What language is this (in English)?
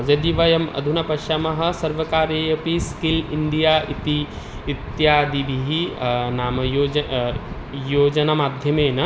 Sanskrit